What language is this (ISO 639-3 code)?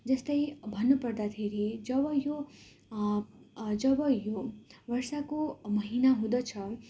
nep